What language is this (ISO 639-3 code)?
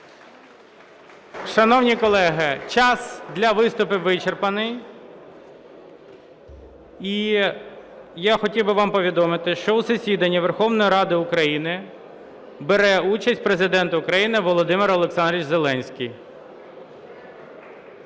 ukr